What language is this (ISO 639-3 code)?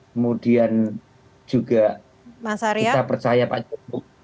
ind